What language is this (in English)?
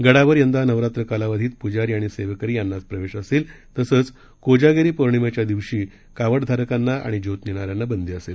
Marathi